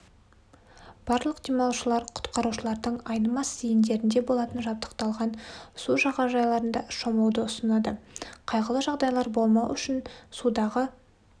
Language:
Kazakh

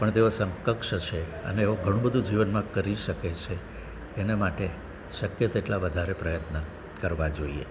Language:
Gujarati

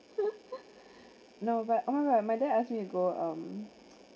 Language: English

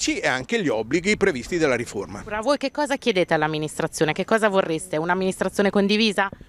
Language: Italian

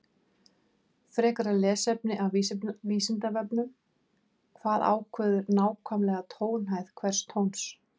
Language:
Icelandic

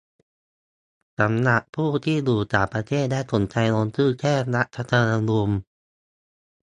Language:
Thai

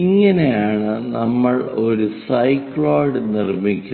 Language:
Malayalam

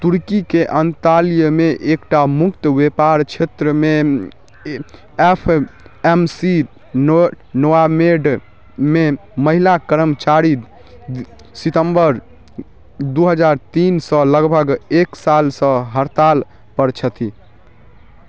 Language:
Maithili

